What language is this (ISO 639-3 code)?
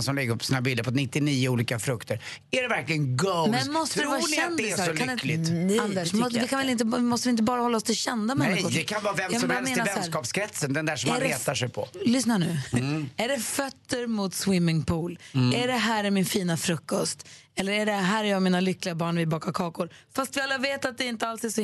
swe